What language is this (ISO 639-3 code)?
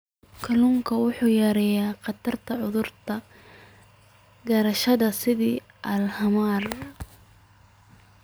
som